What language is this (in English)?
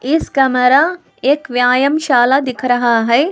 Hindi